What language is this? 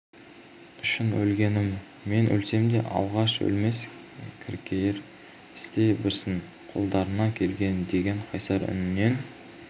Kazakh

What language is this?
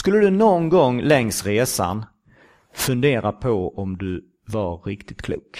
Swedish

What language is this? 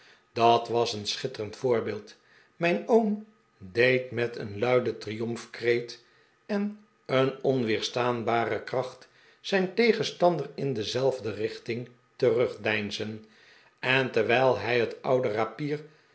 Dutch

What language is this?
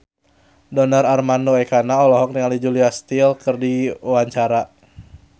Sundanese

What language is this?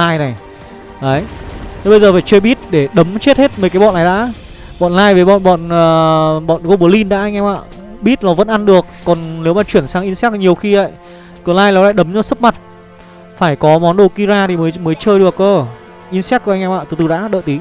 Vietnamese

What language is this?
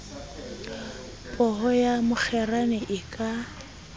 Southern Sotho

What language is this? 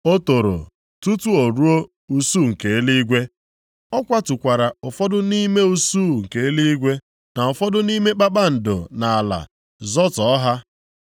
Igbo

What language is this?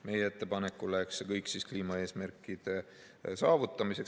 Estonian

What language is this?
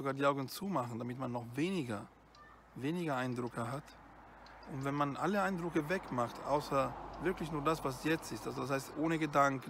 German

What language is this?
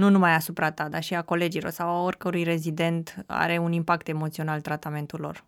Romanian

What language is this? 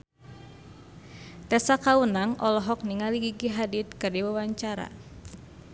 Sundanese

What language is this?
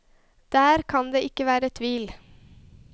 Norwegian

